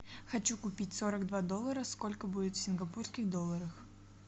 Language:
Russian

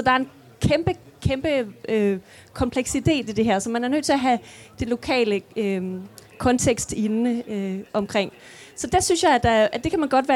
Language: Danish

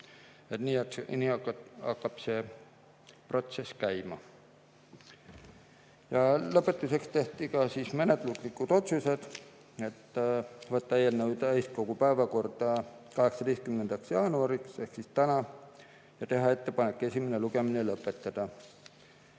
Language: Estonian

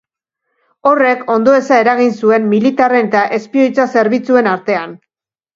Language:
Basque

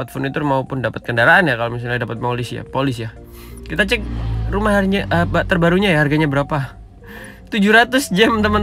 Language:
Indonesian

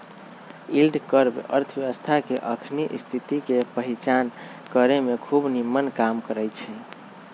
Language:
Magahi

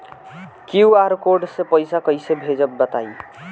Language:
Bhojpuri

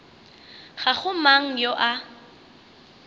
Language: Northern Sotho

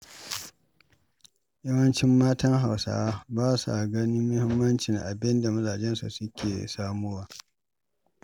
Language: Hausa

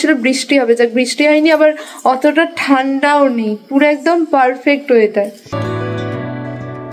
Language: Bangla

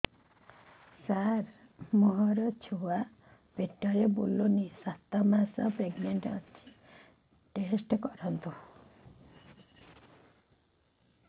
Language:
Odia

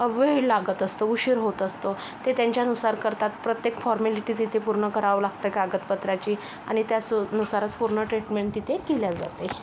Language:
Marathi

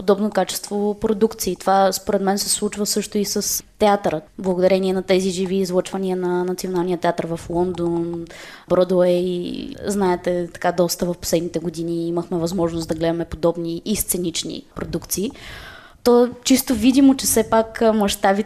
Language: Bulgarian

